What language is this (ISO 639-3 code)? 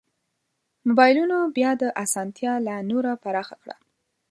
pus